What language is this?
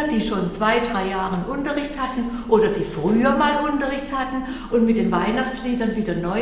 German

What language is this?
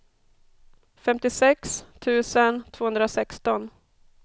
Swedish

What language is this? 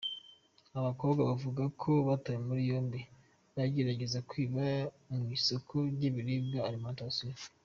Kinyarwanda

